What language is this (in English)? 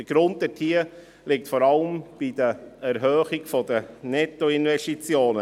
Swiss German